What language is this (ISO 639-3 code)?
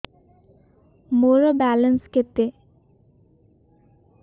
ori